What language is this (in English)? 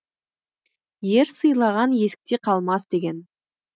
Kazakh